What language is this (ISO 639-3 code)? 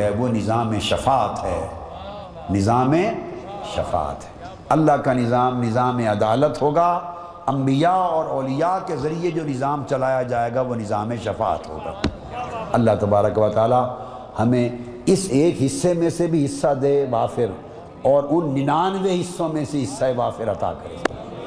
urd